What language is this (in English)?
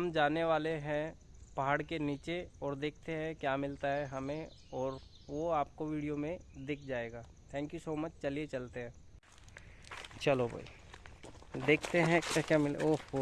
Hindi